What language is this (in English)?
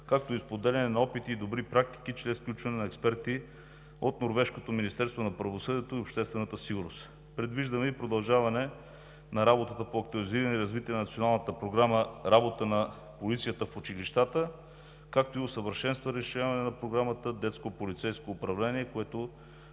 Bulgarian